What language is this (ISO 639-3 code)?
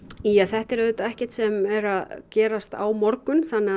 isl